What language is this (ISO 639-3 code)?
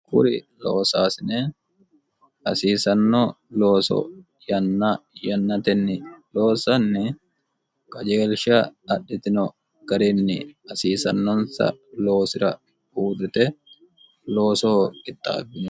sid